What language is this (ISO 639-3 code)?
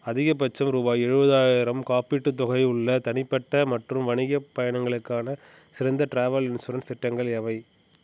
tam